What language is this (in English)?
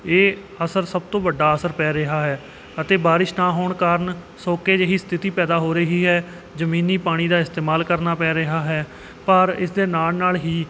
Punjabi